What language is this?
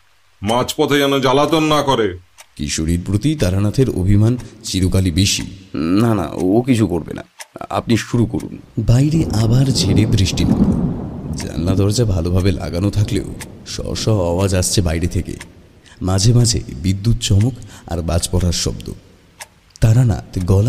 Bangla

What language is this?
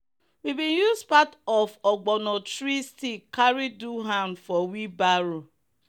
Nigerian Pidgin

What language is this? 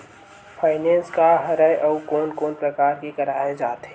Chhattisgarhi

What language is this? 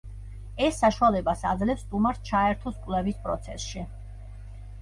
Georgian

